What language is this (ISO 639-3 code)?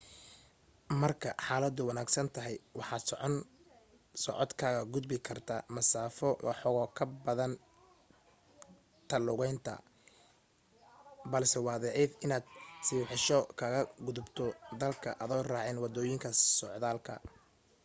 som